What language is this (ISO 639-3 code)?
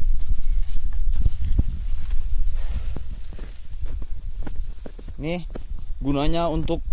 ind